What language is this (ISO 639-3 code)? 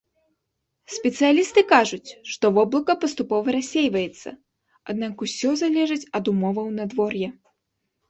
bel